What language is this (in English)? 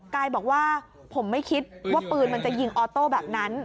Thai